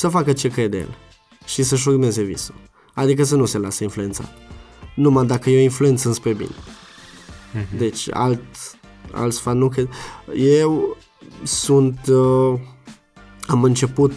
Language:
Romanian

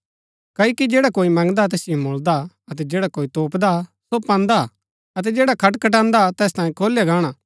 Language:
Gaddi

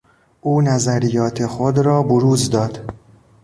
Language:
Persian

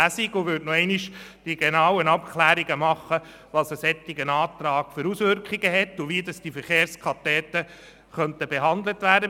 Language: Swiss German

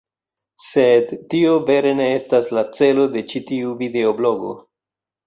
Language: Esperanto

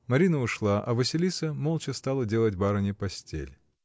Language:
Russian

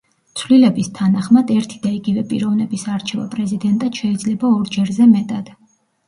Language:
Georgian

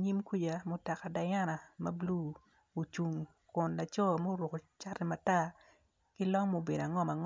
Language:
Acoli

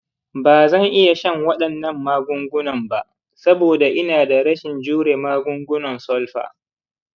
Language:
Hausa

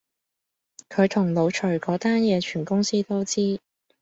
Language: Cantonese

